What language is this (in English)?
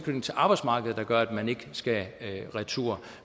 Danish